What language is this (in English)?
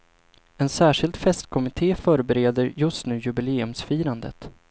Swedish